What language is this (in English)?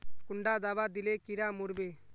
Magahi